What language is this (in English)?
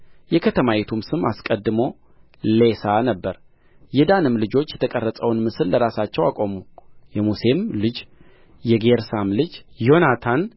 Amharic